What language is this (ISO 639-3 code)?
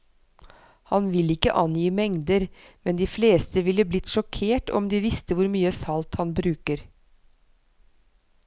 nor